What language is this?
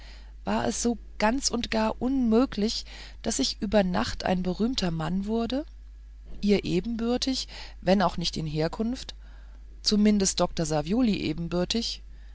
German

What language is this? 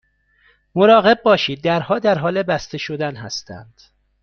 Persian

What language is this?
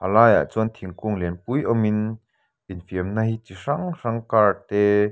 Mizo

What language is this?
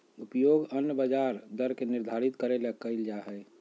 Magahi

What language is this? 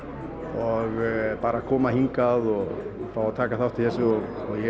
Icelandic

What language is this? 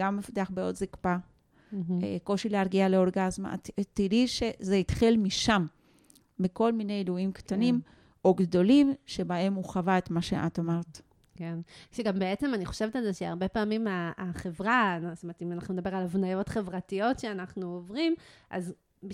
Hebrew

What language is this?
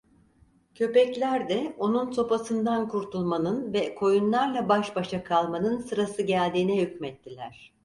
Turkish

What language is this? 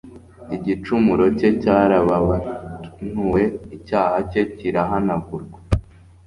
Kinyarwanda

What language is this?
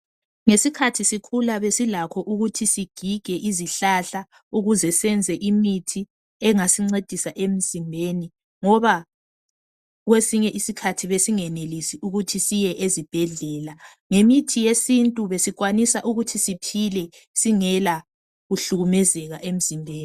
North Ndebele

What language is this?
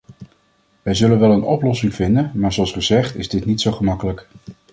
Dutch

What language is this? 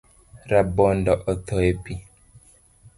Luo (Kenya and Tanzania)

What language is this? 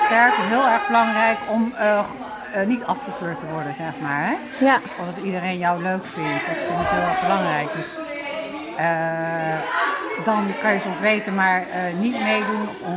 Dutch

